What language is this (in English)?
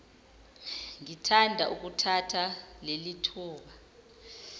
Zulu